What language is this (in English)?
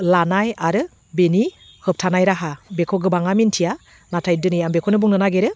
Bodo